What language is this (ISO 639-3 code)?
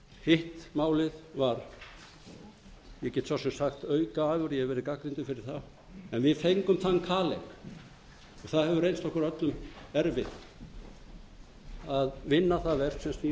isl